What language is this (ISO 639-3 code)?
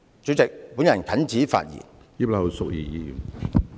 yue